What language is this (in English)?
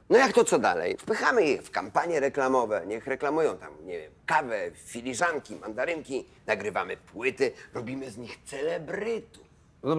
Polish